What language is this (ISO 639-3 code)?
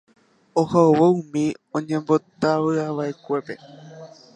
grn